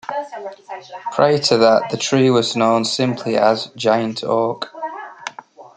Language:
English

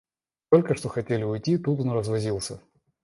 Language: Russian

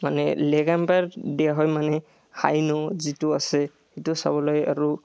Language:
Assamese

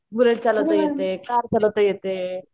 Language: Marathi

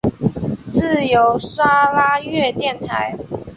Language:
Chinese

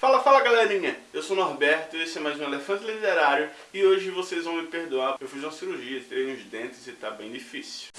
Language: Portuguese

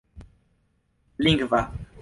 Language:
Esperanto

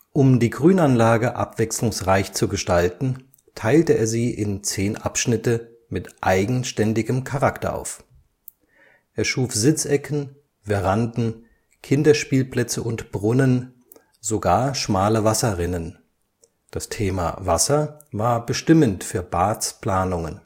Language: German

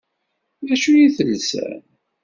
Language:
Kabyle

